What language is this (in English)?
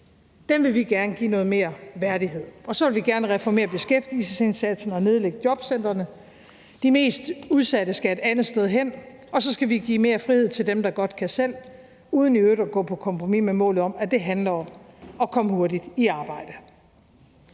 Danish